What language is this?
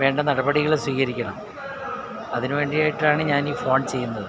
Malayalam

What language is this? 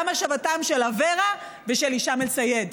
Hebrew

